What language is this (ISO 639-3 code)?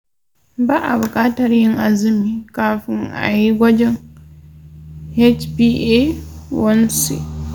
hau